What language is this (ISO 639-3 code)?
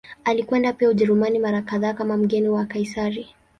swa